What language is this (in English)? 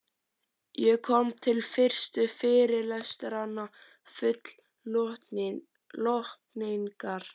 Icelandic